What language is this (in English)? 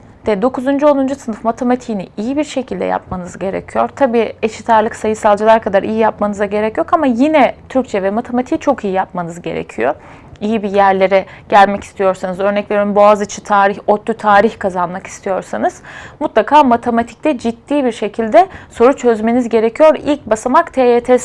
Turkish